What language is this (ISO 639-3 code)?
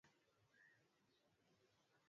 swa